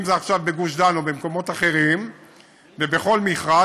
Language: Hebrew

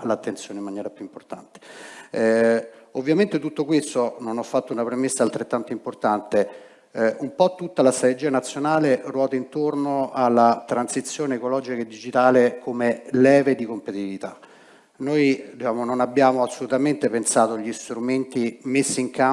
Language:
Italian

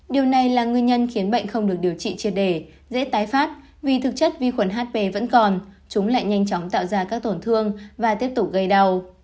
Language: Vietnamese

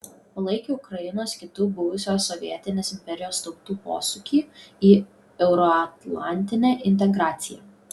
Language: Lithuanian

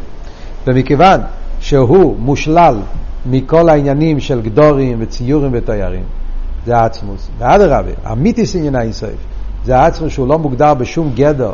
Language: Hebrew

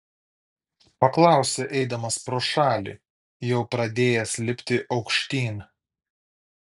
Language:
Lithuanian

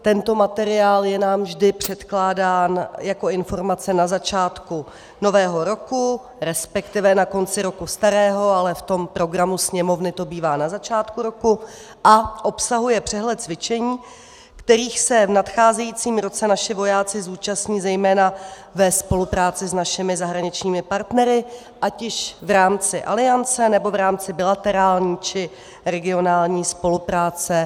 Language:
Czech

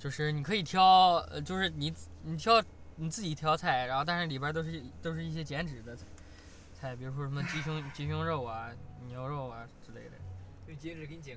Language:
Chinese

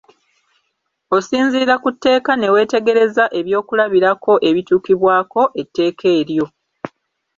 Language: Ganda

